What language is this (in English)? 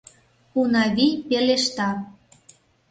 Mari